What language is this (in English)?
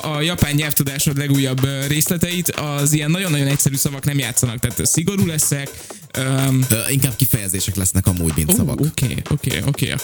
Hungarian